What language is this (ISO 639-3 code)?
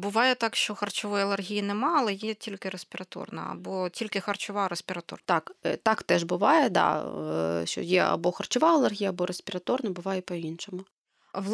ukr